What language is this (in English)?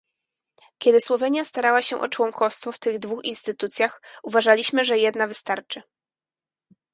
Polish